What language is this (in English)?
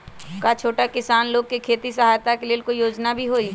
Magahi